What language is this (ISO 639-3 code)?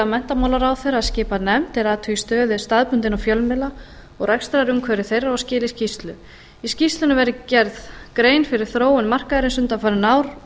isl